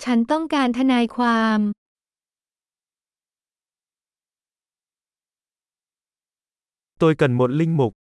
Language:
Vietnamese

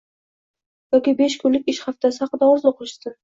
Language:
Uzbek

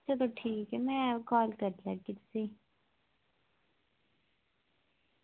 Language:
Dogri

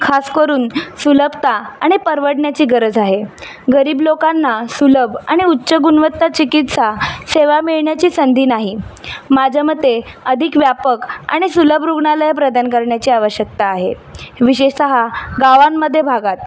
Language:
Marathi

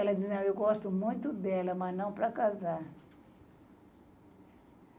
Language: Portuguese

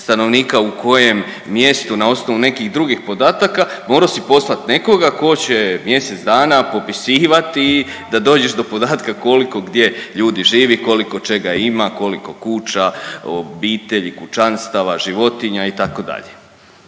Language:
Croatian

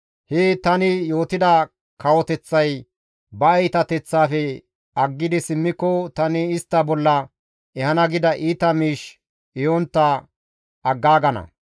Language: Gamo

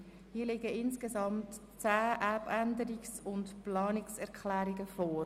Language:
Swiss German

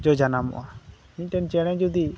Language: Santali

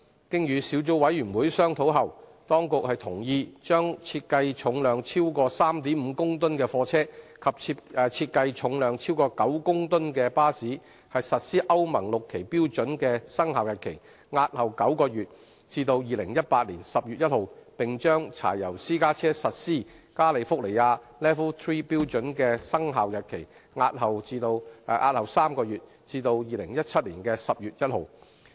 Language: Cantonese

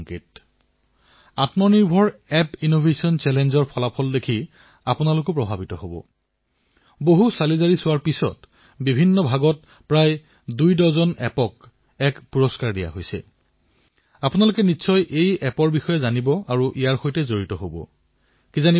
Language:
Assamese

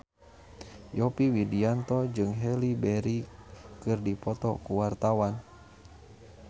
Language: Sundanese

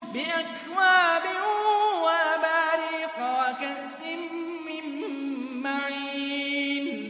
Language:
Arabic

